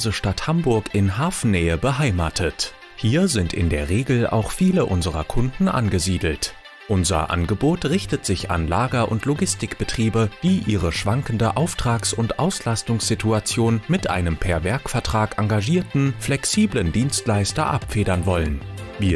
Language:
German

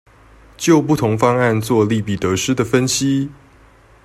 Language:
Chinese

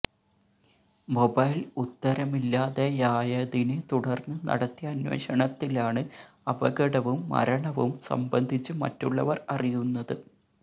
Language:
Malayalam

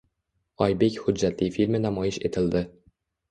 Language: Uzbek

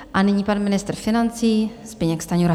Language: Czech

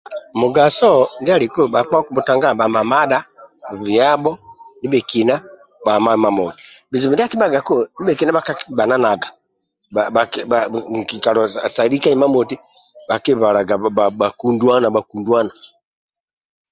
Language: Amba (Uganda)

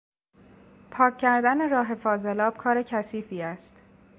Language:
Persian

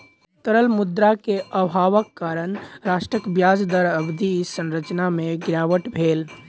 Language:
Maithili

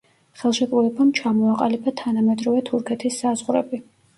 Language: Georgian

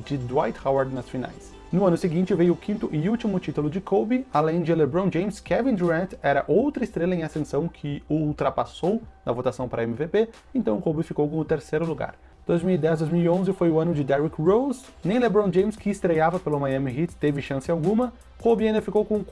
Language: Portuguese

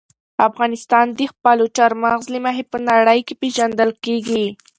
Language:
Pashto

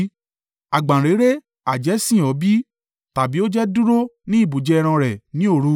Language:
Yoruba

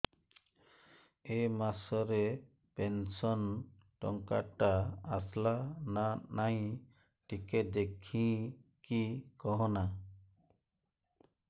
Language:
Odia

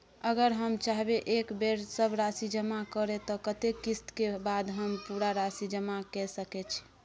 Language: Maithili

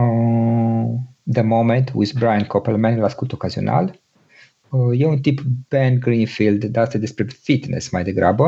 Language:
Romanian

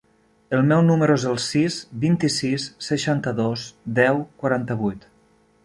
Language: Catalan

